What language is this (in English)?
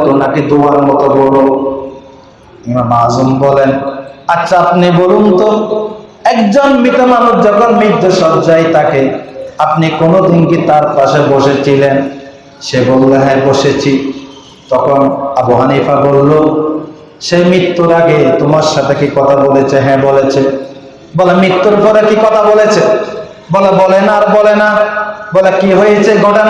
Bangla